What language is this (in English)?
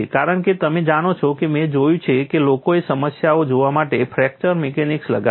Gujarati